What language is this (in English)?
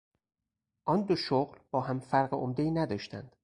Persian